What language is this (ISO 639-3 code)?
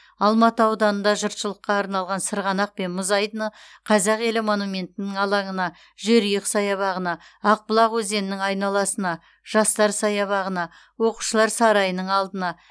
kaz